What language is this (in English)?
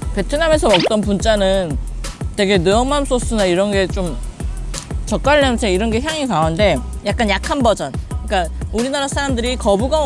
Korean